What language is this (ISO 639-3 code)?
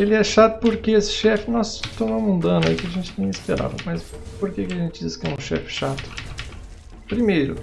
por